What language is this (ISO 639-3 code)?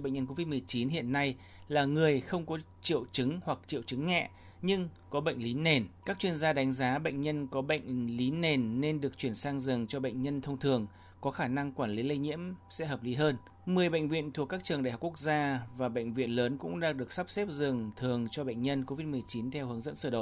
vie